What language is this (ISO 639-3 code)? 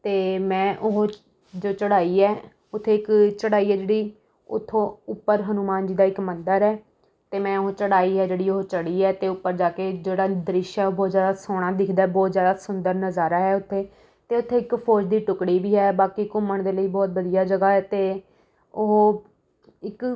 pan